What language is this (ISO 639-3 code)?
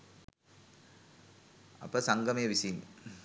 sin